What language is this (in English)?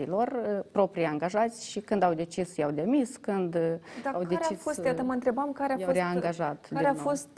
Romanian